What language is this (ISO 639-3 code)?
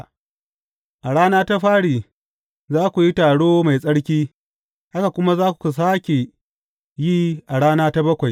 hau